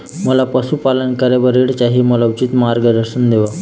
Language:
Chhattisgarhi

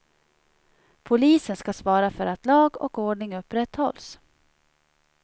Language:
Swedish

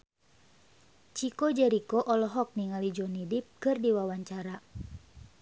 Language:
Sundanese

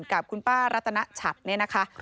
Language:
Thai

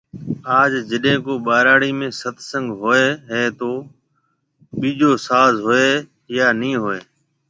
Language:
Marwari (Pakistan)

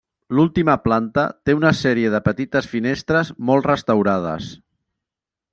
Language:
Catalan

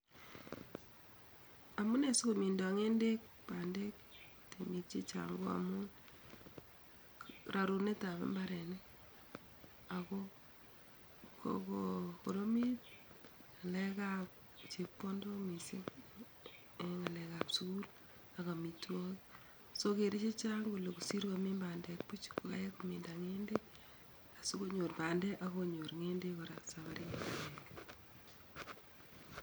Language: Kalenjin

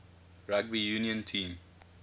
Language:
English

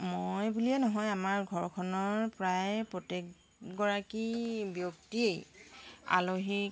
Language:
Assamese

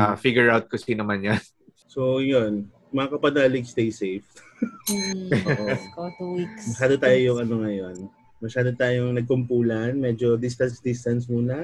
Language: Filipino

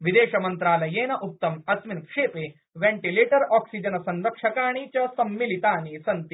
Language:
Sanskrit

